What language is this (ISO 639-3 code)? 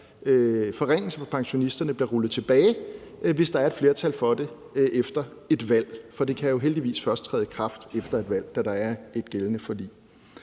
dan